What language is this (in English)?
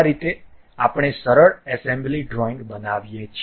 Gujarati